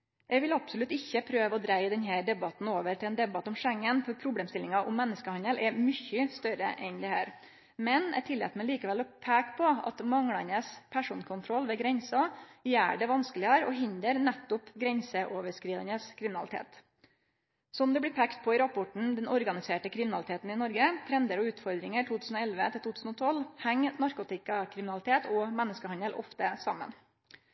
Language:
Norwegian Nynorsk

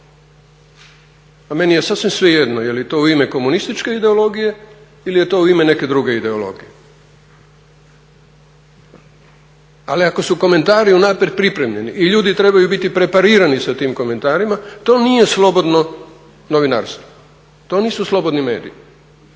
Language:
Croatian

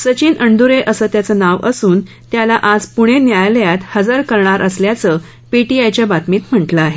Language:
Marathi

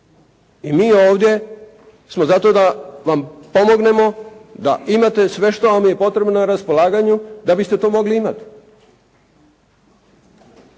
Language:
Croatian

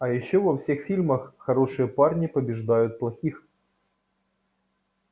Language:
Russian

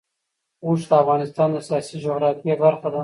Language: Pashto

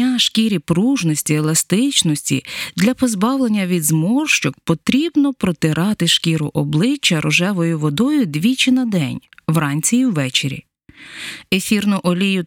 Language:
Ukrainian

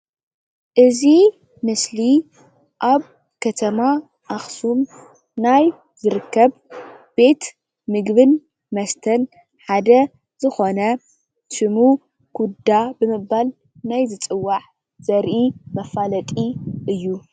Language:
Tigrinya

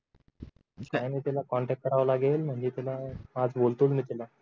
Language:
Marathi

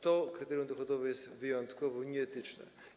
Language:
Polish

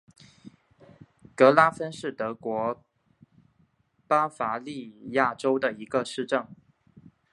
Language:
Chinese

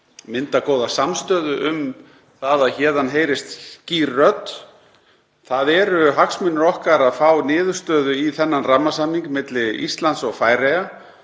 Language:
Icelandic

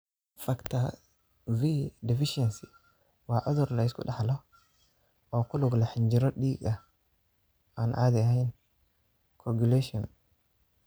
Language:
Somali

